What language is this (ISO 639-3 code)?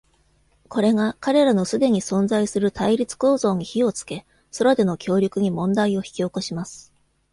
jpn